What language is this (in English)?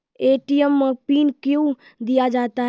Maithili